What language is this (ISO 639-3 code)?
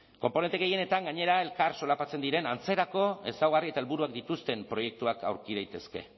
eus